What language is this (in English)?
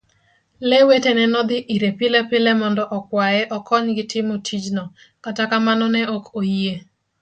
Luo (Kenya and Tanzania)